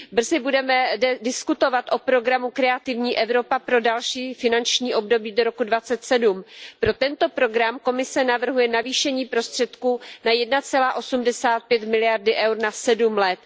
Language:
Czech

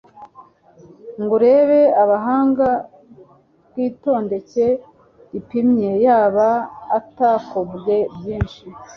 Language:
Kinyarwanda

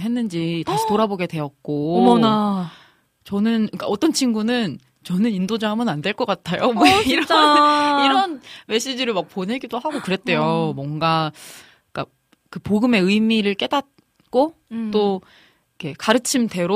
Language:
Korean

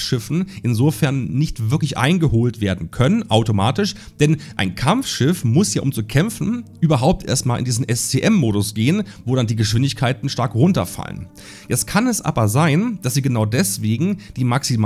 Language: German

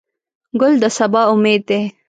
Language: Pashto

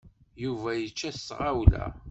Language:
Kabyle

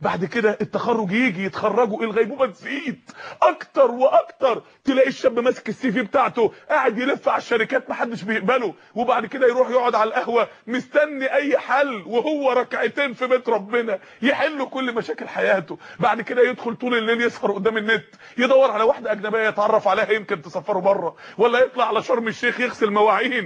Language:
Arabic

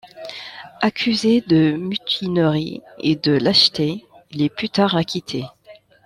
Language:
French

